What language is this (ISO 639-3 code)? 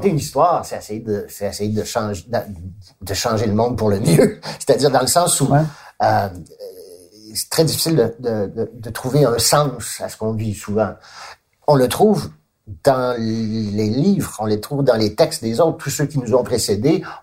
fra